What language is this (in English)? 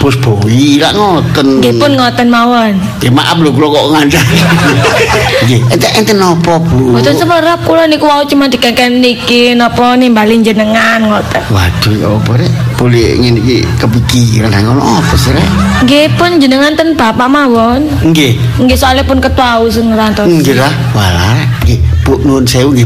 Indonesian